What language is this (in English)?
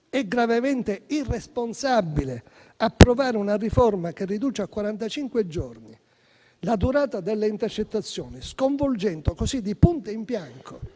Italian